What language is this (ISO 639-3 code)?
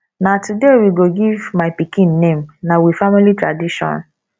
pcm